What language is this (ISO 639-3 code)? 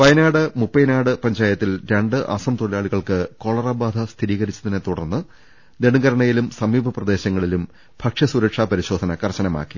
mal